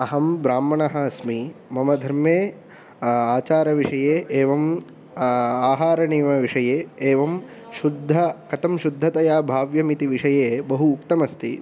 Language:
Sanskrit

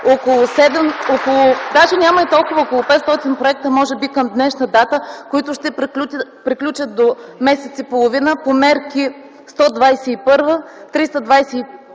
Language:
Bulgarian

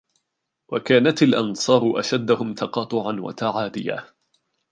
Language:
Arabic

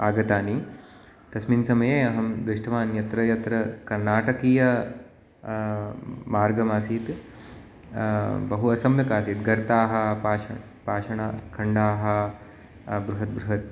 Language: Sanskrit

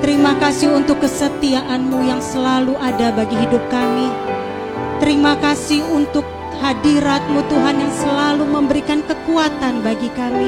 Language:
Indonesian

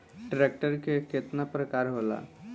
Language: Bhojpuri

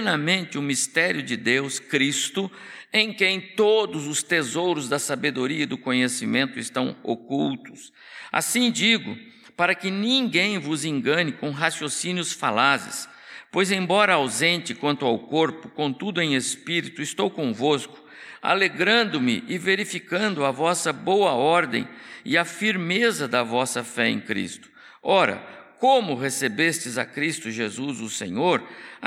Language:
Portuguese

